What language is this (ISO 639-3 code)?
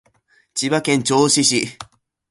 jpn